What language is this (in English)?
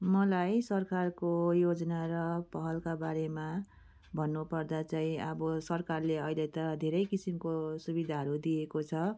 Nepali